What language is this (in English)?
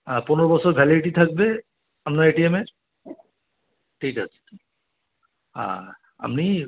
Bangla